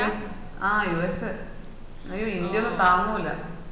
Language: Malayalam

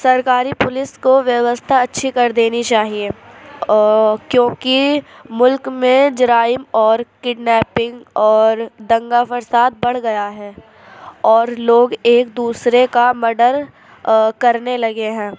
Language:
Urdu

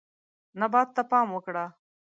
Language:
Pashto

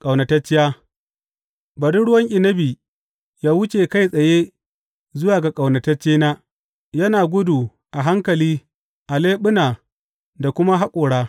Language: Hausa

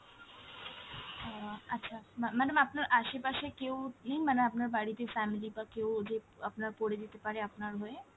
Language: Bangla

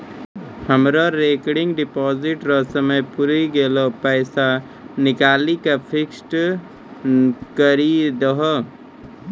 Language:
Maithili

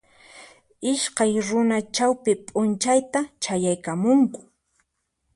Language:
Puno Quechua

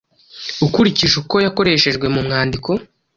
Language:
Kinyarwanda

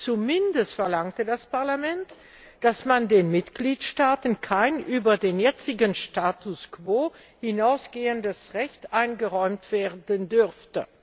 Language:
German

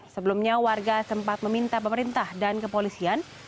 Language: Indonesian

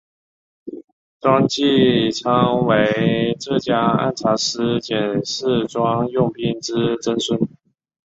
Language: Chinese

